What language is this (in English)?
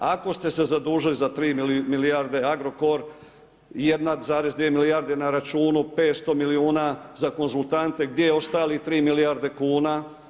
Croatian